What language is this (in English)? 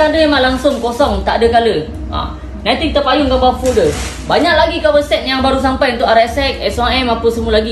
Malay